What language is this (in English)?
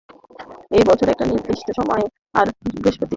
Bangla